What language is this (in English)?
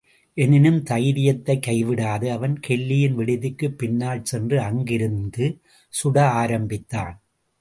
Tamil